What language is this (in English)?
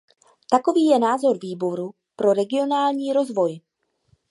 Czech